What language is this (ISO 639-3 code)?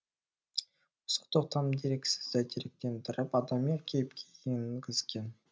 kaz